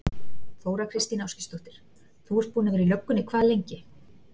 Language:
Icelandic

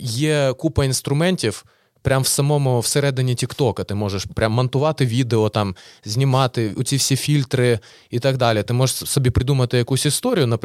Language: Ukrainian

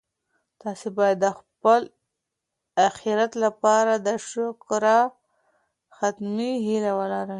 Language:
Pashto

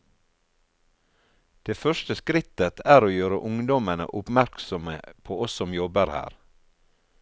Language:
Norwegian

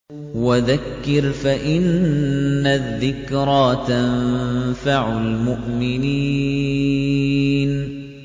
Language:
Arabic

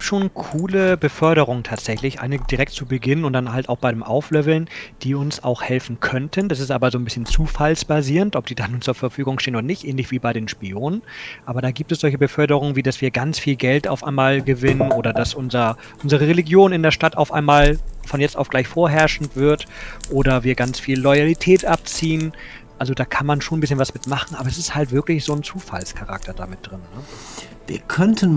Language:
German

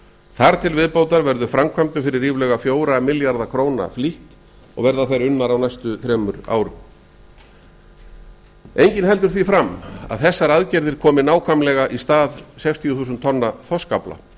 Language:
Icelandic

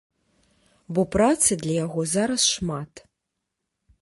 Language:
Belarusian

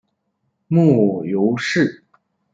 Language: Chinese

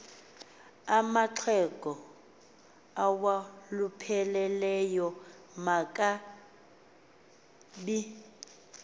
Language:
Xhosa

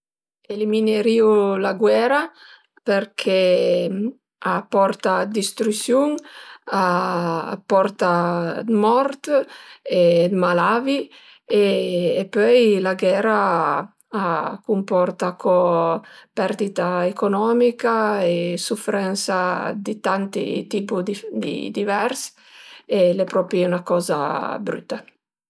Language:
Piedmontese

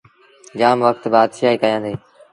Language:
Sindhi Bhil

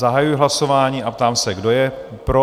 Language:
Czech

